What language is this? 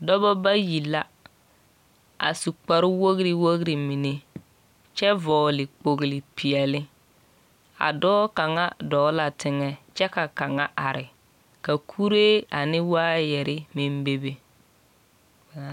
Southern Dagaare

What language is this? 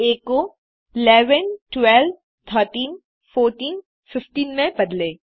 Hindi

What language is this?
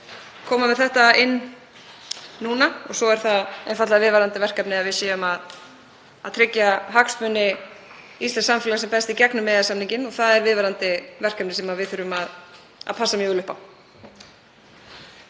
Icelandic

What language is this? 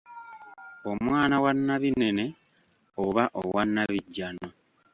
Ganda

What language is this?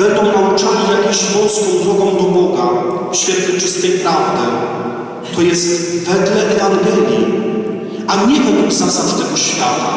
Polish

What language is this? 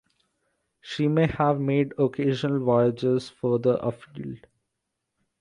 English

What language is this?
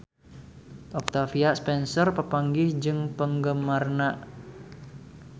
Sundanese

